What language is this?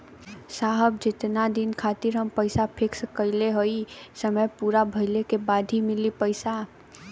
Bhojpuri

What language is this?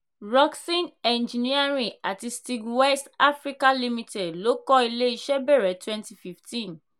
Yoruba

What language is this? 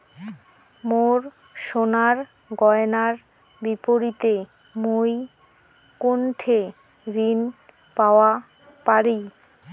Bangla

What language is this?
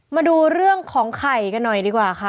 Thai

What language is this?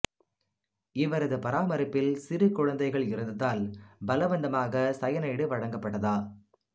Tamil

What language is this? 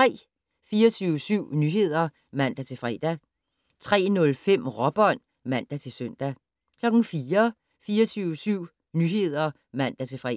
Danish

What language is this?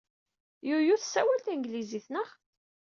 Kabyle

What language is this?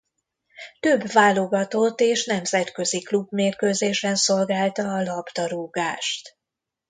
Hungarian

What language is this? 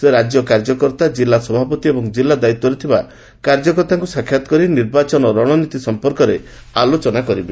Odia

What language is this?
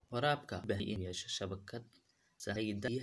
Somali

